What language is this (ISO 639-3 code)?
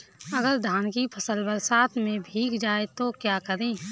hin